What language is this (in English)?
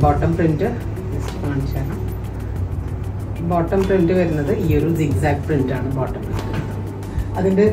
Malayalam